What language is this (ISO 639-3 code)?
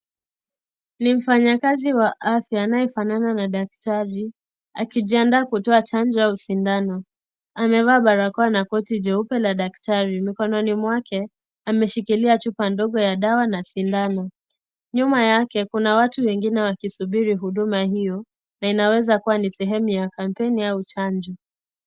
swa